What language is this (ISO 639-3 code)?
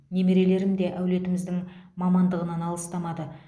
kaz